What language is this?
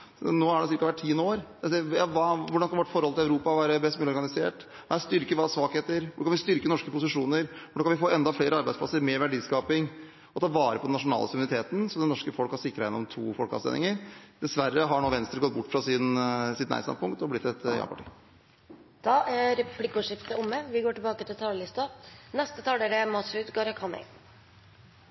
Norwegian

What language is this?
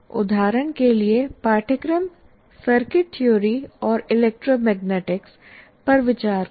Hindi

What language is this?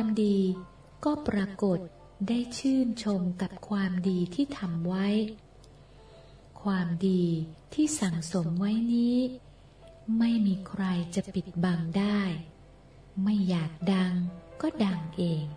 Thai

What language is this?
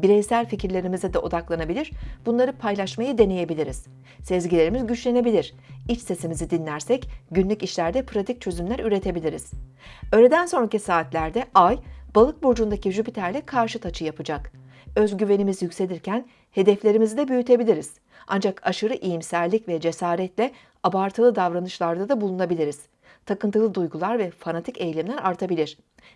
Turkish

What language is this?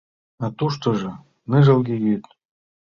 Mari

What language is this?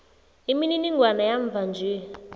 South Ndebele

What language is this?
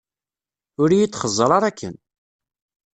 Kabyle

